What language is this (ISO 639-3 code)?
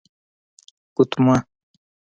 pus